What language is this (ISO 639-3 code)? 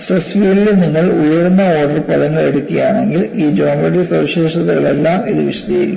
mal